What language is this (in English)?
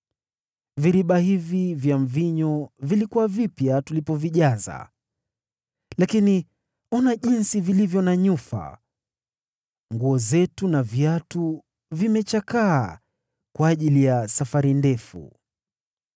Swahili